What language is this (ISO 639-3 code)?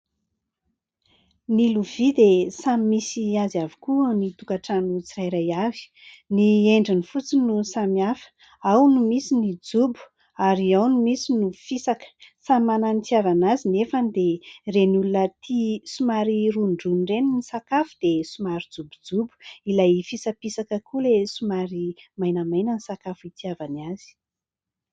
mlg